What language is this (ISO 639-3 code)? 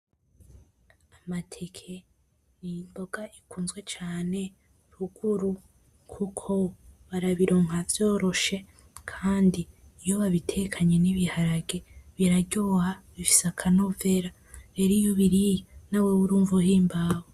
run